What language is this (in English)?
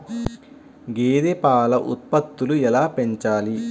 Telugu